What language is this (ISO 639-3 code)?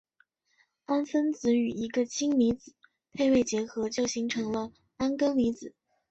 zho